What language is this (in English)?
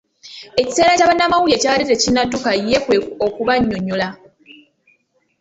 Ganda